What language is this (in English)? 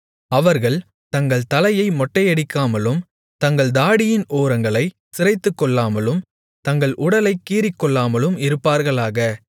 Tamil